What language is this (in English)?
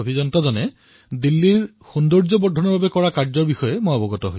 Assamese